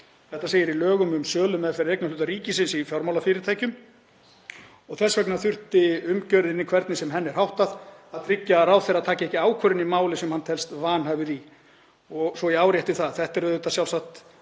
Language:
Icelandic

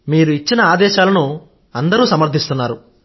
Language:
Telugu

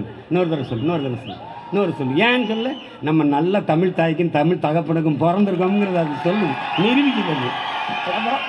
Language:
Tamil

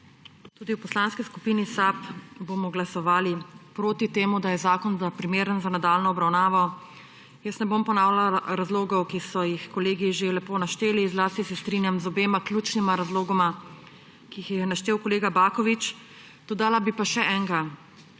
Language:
Slovenian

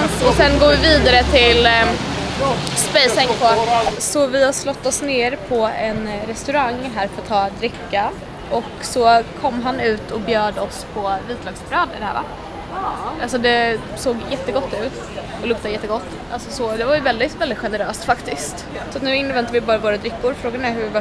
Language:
Swedish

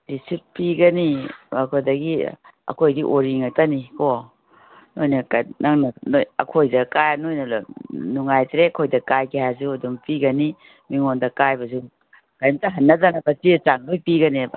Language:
Manipuri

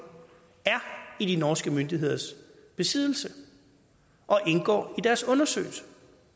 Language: Danish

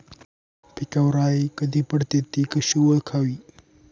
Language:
Marathi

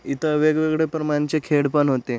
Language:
Marathi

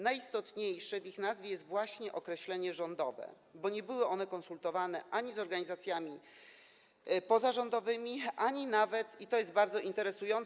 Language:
Polish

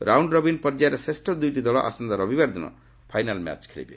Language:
Odia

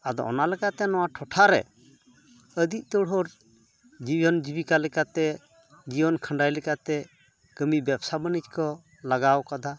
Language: Santali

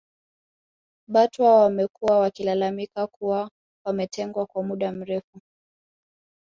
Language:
Swahili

